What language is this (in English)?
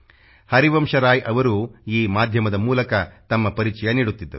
Kannada